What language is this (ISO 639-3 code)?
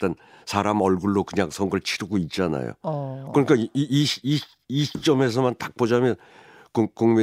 kor